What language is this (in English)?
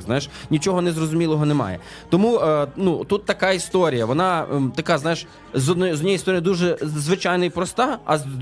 Ukrainian